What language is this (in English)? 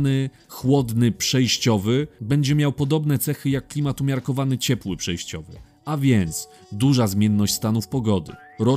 Polish